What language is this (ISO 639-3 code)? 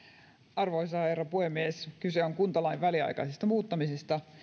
fin